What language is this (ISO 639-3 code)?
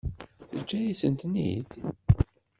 kab